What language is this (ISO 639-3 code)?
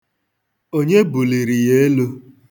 ibo